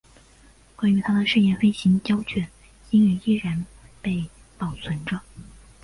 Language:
Chinese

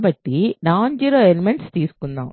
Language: Telugu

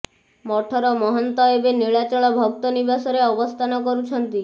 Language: Odia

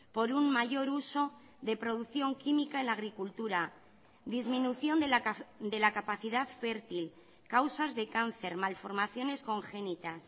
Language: Spanish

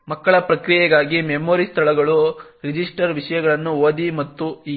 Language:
Kannada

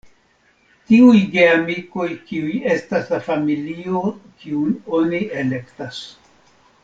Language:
Esperanto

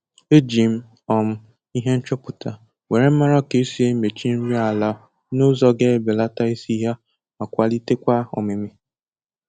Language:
Igbo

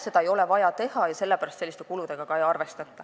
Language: Estonian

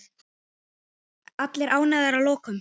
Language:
Icelandic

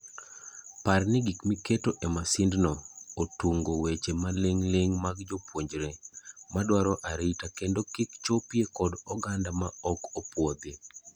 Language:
Luo (Kenya and Tanzania)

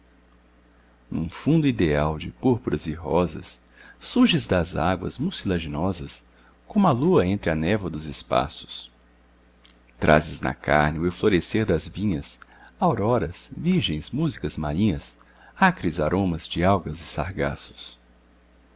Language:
Portuguese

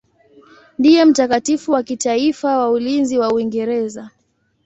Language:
Swahili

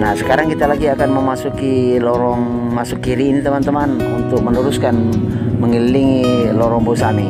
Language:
Indonesian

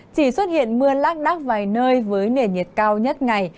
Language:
Vietnamese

